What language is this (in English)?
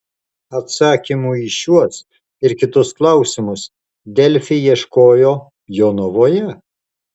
Lithuanian